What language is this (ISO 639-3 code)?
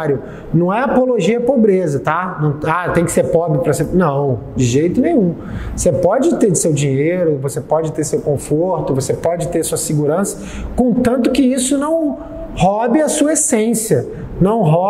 por